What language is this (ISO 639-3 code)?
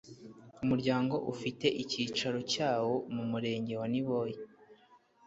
kin